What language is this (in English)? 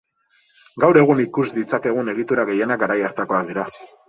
Basque